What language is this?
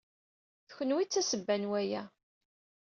Kabyle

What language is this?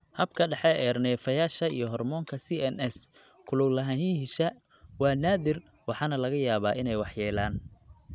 Somali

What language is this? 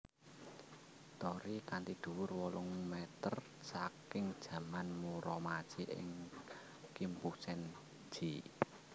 Javanese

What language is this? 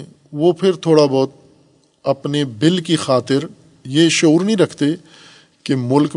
Urdu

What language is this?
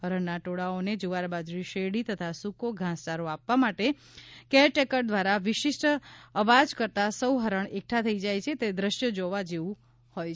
Gujarati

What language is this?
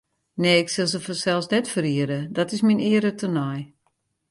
Western Frisian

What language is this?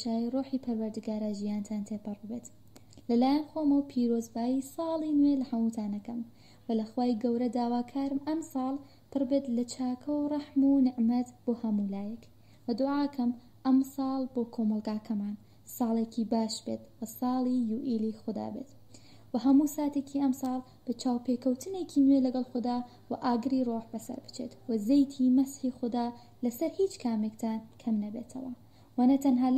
Persian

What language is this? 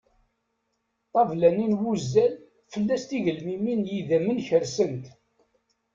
Kabyle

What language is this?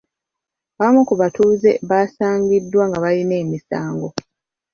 Ganda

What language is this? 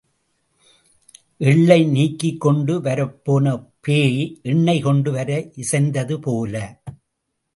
Tamil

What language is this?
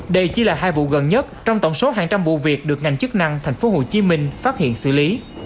Vietnamese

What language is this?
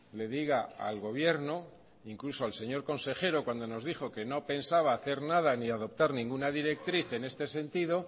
Spanish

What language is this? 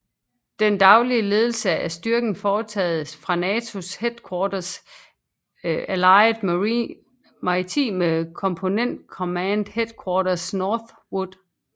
Danish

